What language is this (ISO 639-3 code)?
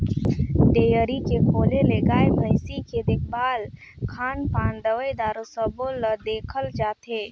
hne